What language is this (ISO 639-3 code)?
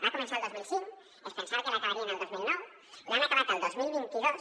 cat